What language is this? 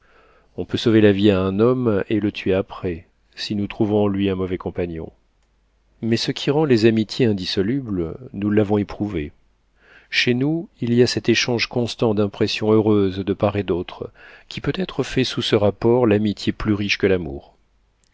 French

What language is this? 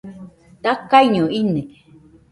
Nüpode Huitoto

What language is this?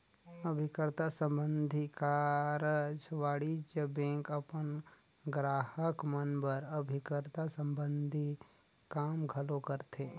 Chhattisgarhi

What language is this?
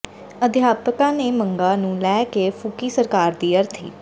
Punjabi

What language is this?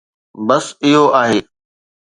Sindhi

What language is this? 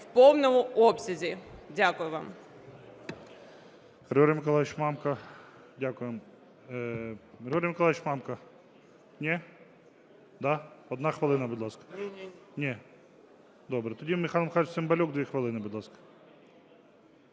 Ukrainian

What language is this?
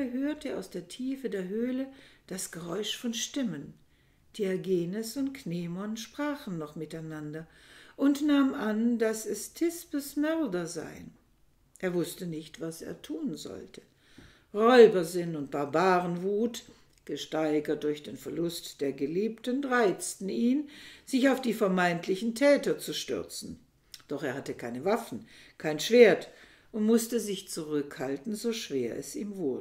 German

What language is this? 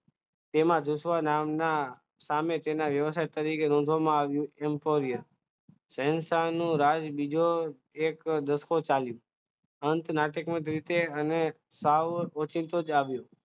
Gujarati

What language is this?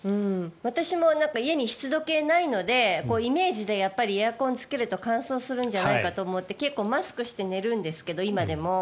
Japanese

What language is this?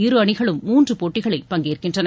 Tamil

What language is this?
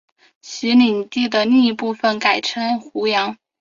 Chinese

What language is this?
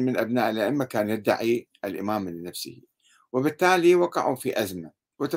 Arabic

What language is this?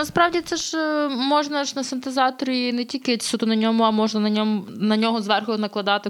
Ukrainian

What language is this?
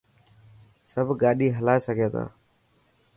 Dhatki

